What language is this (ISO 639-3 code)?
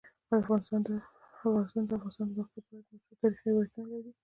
pus